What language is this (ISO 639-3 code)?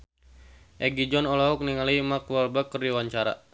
sun